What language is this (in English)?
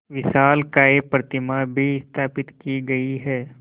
Hindi